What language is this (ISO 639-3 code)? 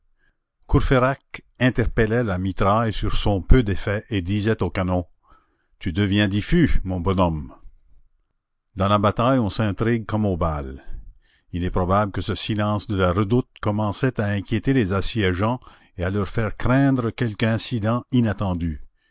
fra